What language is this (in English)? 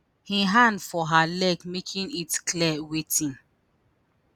Nigerian Pidgin